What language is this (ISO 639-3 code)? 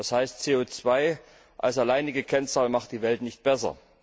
deu